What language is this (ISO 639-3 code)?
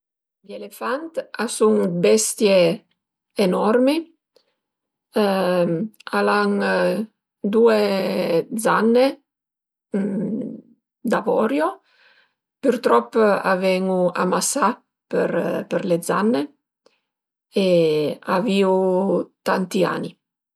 pms